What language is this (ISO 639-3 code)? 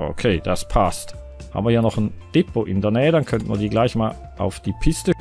deu